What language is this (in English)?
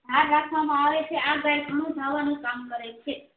Gujarati